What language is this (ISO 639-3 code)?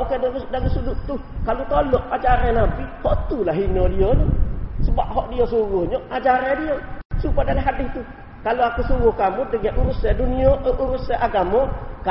msa